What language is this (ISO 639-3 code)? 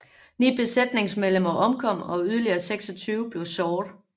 dan